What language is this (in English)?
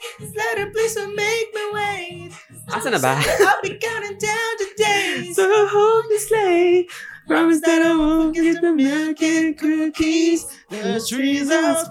Filipino